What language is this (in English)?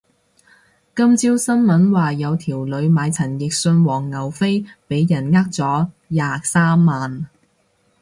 Cantonese